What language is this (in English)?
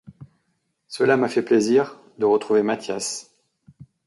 French